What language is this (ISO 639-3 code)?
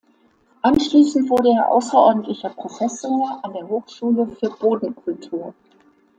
deu